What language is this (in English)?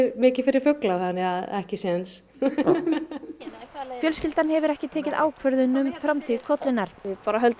Icelandic